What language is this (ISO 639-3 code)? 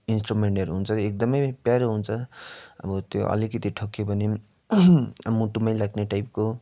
nep